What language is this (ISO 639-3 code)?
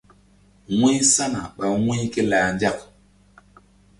mdd